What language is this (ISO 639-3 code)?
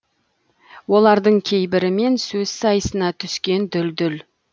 kaz